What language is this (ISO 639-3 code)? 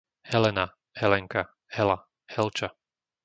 slk